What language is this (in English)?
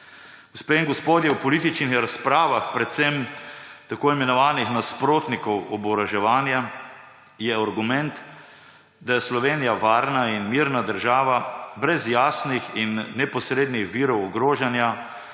Slovenian